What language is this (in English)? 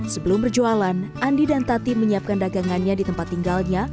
Indonesian